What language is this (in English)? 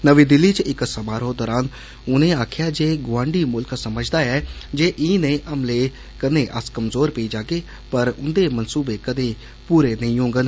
Dogri